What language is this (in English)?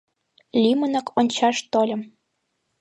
Mari